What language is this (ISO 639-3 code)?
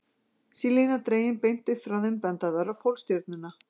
isl